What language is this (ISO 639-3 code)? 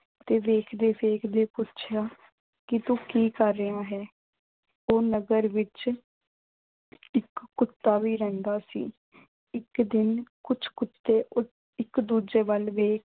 pan